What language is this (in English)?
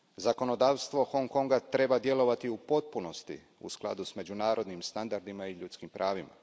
Croatian